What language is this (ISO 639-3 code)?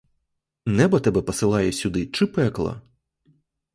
ukr